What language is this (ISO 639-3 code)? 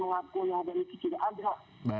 ind